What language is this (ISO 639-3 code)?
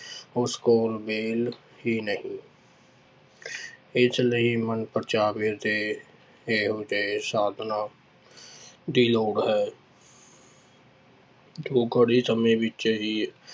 pan